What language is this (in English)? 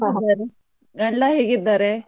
Kannada